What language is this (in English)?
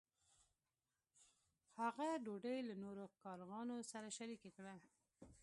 Pashto